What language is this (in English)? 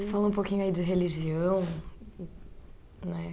Portuguese